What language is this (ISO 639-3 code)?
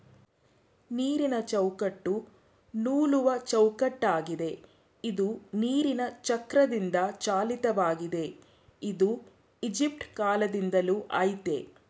kan